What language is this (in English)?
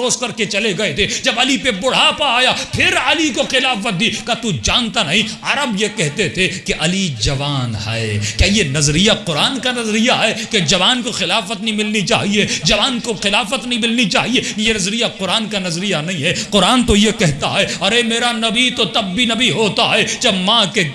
Urdu